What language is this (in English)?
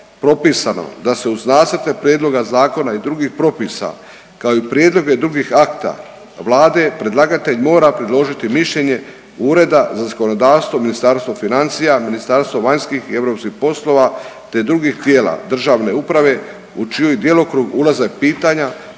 Croatian